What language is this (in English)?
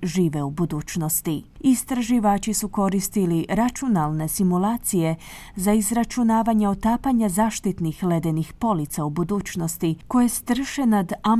Croatian